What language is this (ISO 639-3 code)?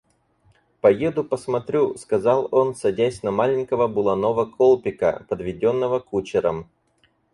rus